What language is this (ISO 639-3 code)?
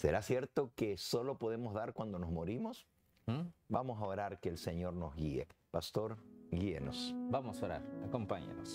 spa